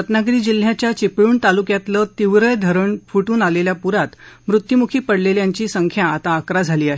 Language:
Marathi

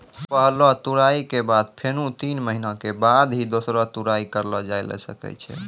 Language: Maithili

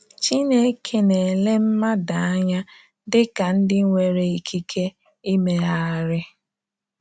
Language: Igbo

